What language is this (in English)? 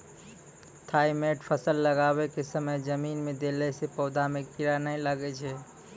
Maithili